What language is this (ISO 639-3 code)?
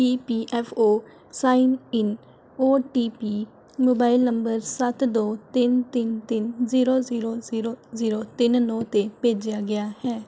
pan